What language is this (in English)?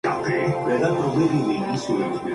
Spanish